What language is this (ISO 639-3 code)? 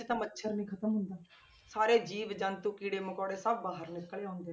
pan